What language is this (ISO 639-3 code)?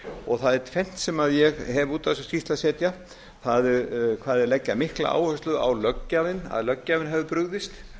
isl